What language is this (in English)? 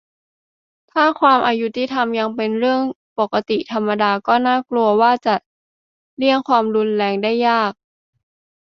Thai